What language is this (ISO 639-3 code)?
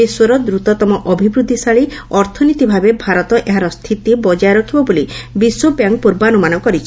ori